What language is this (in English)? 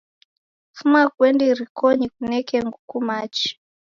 Taita